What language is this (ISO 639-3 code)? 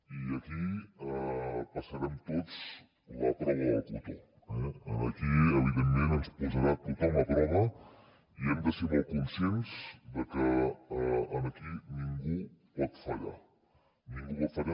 cat